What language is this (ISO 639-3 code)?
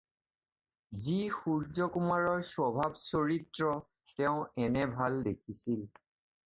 asm